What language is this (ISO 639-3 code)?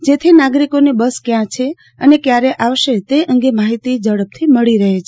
guj